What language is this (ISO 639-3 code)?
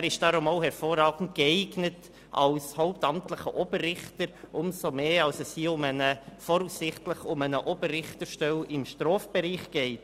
gsw